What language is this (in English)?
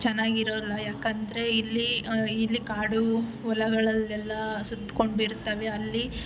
Kannada